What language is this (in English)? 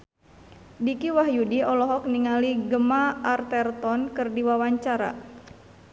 Sundanese